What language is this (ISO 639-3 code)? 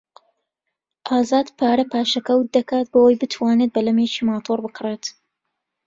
ckb